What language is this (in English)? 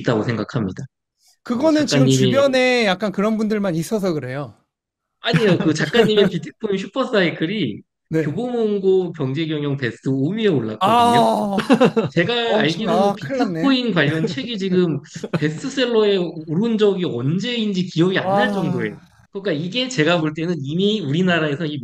Korean